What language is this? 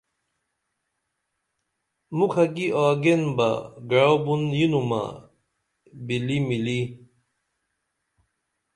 Dameli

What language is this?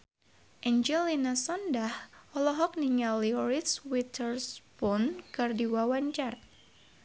Sundanese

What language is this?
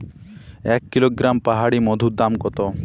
Bangla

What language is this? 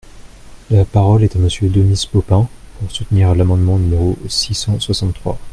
French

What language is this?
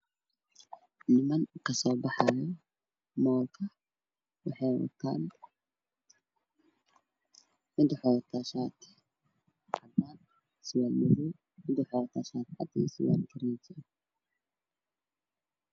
Somali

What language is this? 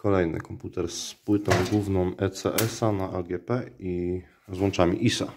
Polish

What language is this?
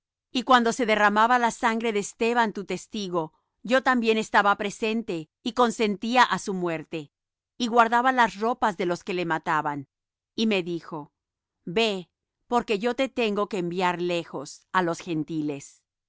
Spanish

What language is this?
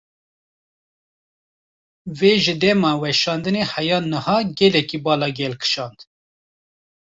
Kurdish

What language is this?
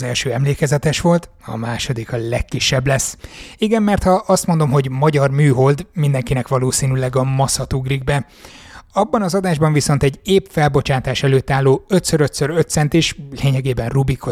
Hungarian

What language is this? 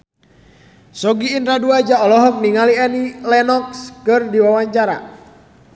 Sundanese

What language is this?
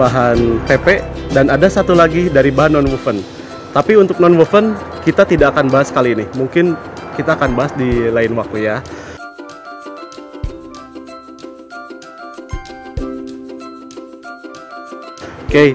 Indonesian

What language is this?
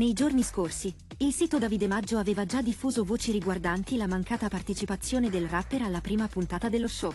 Italian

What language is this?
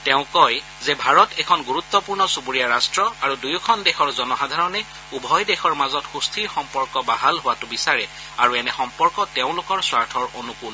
Assamese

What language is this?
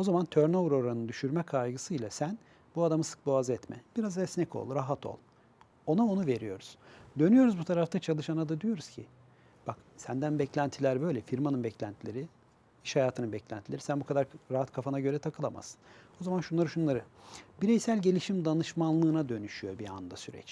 Turkish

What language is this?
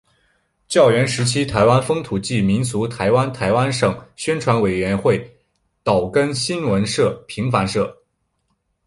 Chinese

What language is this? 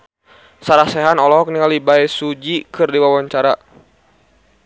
Sundanese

